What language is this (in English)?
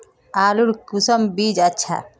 Magahi